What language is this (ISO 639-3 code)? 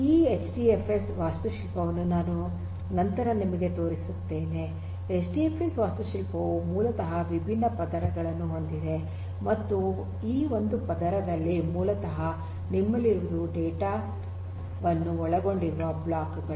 kan